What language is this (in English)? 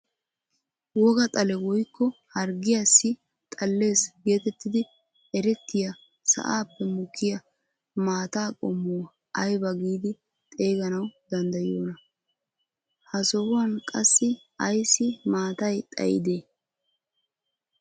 Wolaytta